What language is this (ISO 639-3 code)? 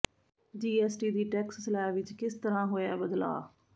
pan